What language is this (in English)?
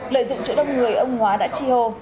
Vietnamese